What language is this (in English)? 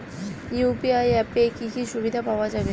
Bangla